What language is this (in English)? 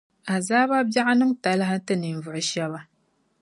Dagbani